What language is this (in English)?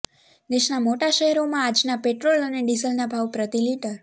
Gujarati